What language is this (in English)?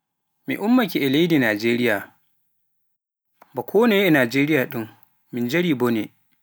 Pular